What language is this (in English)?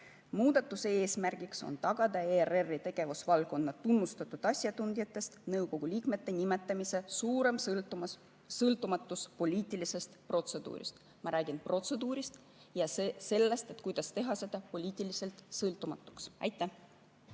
Estonian